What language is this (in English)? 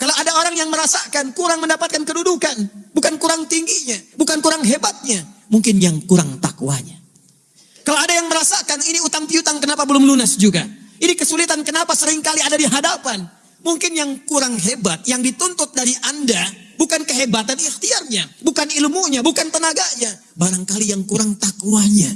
Indonesian